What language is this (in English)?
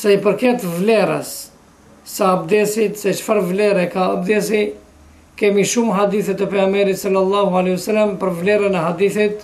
Romanian